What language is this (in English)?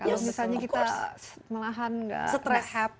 Indonesian